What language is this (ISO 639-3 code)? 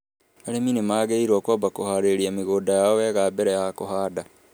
kik